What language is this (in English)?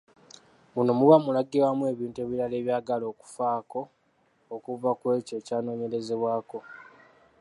Ganda